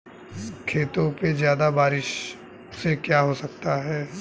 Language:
Hindi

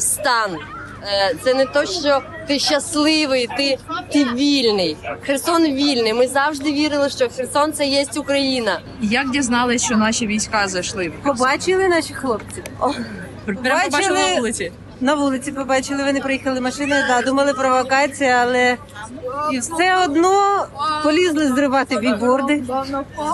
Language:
Ukrainian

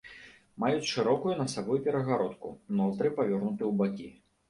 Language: Belarusian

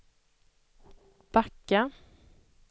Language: Swedish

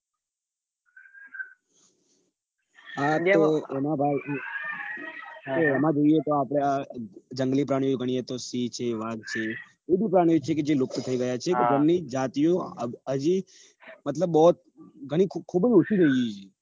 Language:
Gujarati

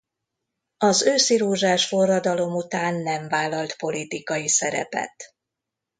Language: Hungarian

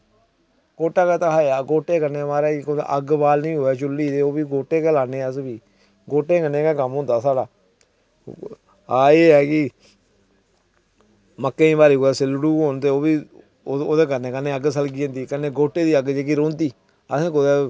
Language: Dogri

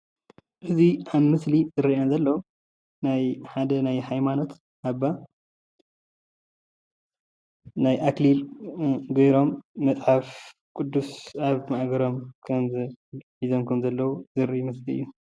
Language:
Tigrinya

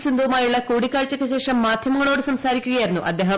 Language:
Malayalam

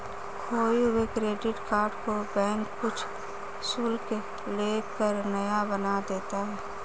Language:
Hindi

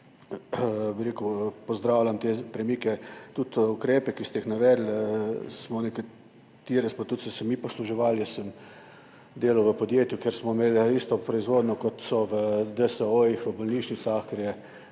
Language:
Slovenian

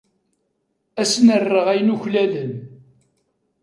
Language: Kabyle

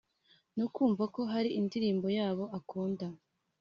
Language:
Kinyarwanda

